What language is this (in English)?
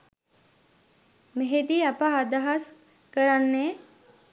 Sinhala